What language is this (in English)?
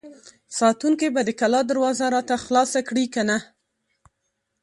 Pashto